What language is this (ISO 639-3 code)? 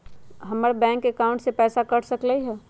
mag